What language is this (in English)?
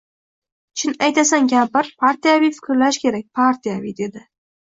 Uzbek